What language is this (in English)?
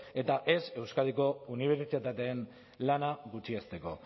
Basque